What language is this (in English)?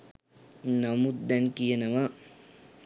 Sinhala